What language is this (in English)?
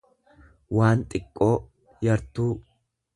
Oromo